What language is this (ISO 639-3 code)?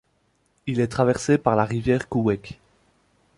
fra